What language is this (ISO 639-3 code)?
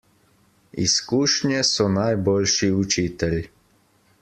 slv